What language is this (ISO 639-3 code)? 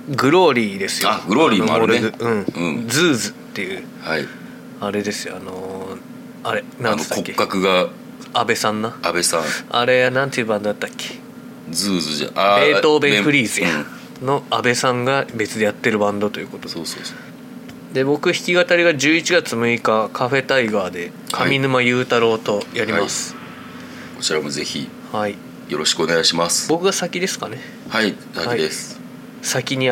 jpn